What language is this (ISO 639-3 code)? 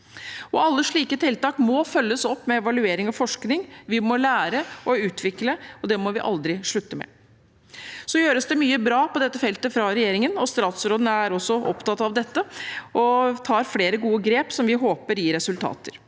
nor